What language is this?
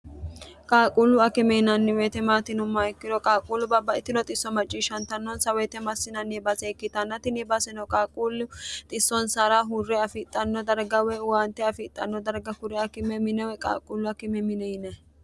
Sidamo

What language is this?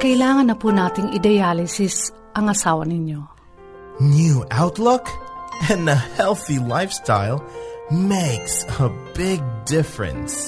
Filipino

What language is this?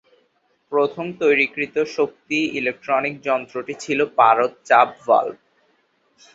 Bangla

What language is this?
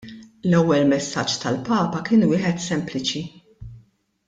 Maltese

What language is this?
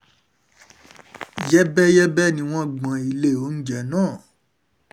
Yoruba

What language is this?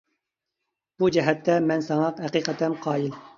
Uyghur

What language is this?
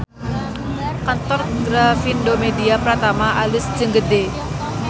Sundanese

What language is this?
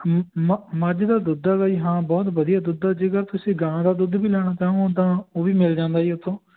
Punjabi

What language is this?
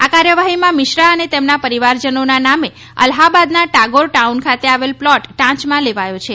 Gujarati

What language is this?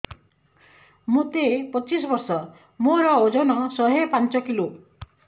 Odia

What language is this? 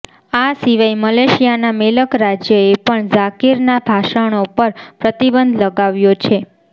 Gujarati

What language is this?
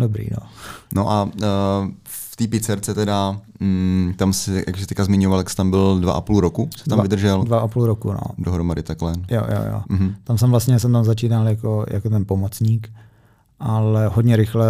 Czech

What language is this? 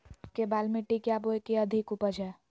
Magahi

